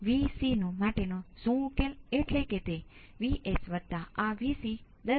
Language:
Gujarati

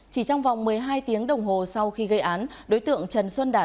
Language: Vietnamese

